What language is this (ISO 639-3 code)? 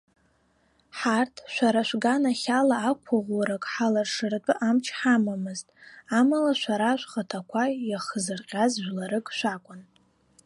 abk